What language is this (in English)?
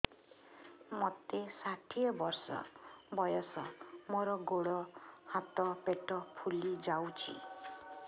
Odia